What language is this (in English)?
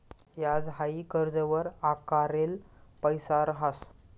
Marathi